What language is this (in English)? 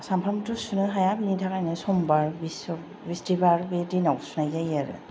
Bodo